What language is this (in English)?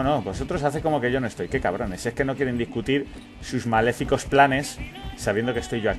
Spanish